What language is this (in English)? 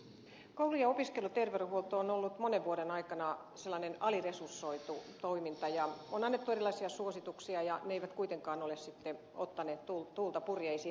Finnish